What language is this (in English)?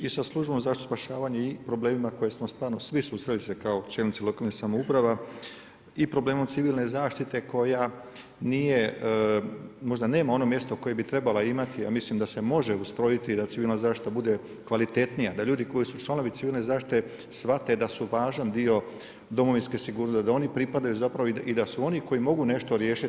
Croatian